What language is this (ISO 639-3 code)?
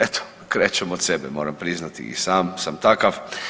hrv